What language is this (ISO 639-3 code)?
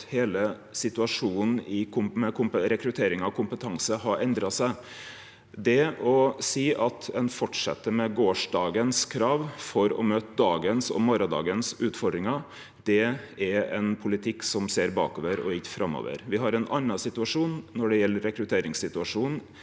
nor